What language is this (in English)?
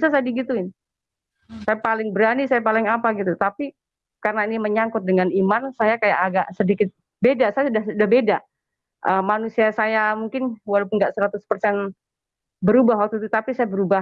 Indonesian